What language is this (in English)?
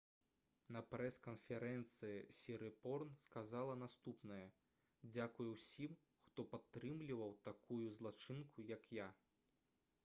Belarusian